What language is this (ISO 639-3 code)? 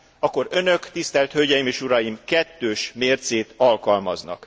hun